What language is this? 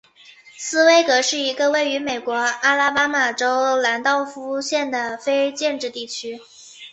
Chinese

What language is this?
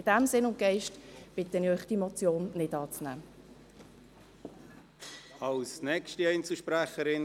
Swiss German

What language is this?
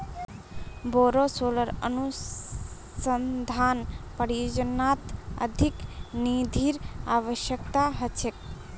Magahi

